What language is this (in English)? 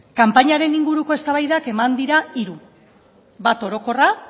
Basque